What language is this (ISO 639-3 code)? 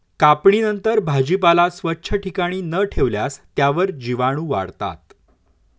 mar